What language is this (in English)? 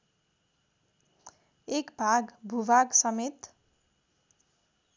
Nepali